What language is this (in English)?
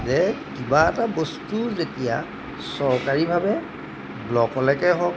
Assamese